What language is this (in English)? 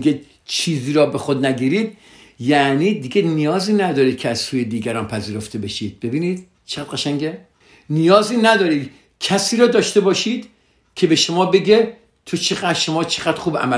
Persian